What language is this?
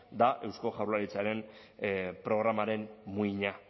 Basque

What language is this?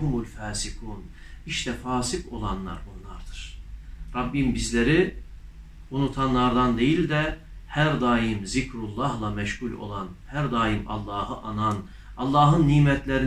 Turkish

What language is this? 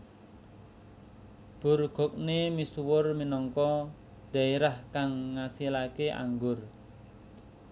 Javanese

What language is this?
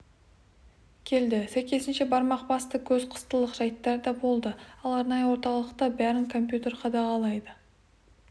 Kazakh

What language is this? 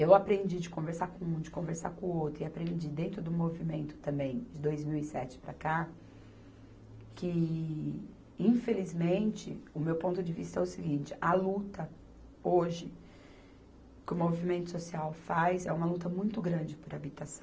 Portuguese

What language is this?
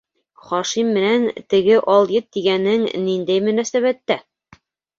Bashkir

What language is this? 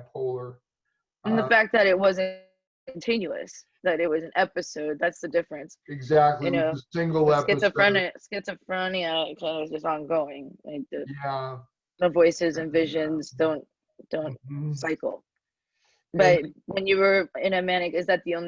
English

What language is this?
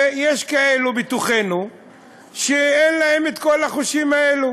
Hebrew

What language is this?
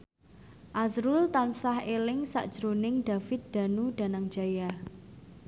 Javanese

